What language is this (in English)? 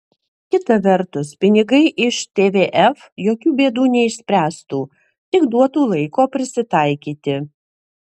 Lithuanian